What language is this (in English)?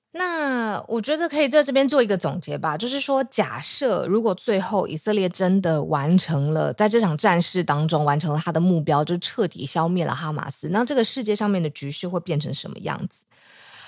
Chinese